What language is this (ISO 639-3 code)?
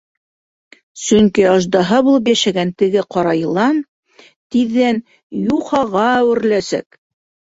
bak